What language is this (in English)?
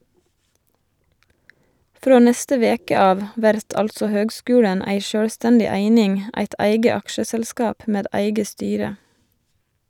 Norwegian